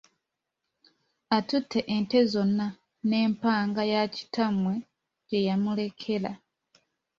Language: Ganda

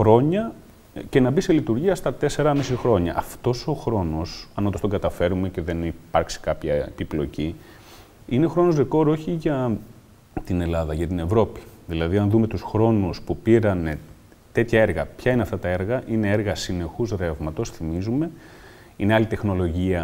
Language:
Greek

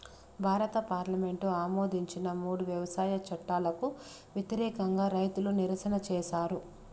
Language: Telugu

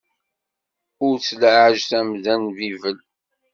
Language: Kabyle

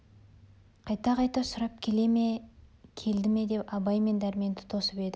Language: Kazakh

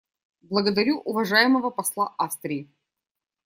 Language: Russian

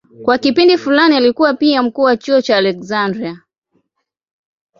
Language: Swahili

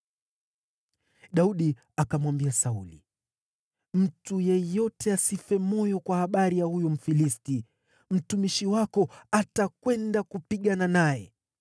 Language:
Swahili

